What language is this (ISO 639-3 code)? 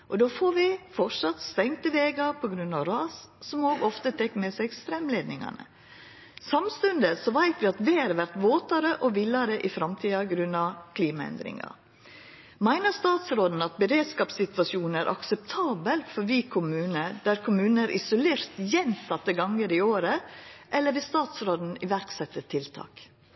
nno